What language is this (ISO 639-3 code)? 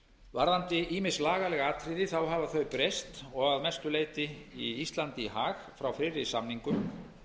isl